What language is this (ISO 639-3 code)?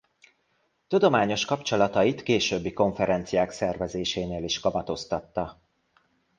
hun